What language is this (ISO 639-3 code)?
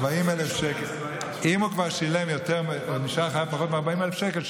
heb